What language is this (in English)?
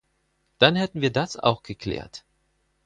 German